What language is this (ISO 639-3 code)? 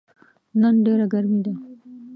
pus